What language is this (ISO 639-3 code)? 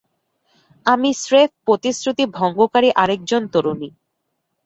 ben